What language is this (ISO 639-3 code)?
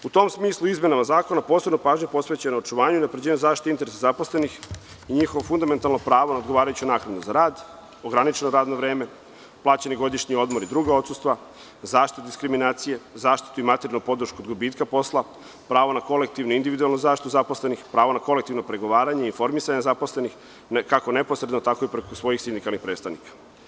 srp